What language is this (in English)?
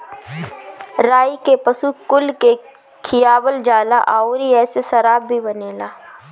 Bhojpuri